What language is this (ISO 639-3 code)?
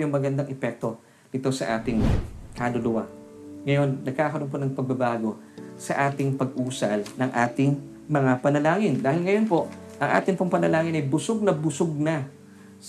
fil